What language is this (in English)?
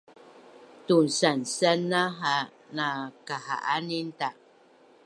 Bunun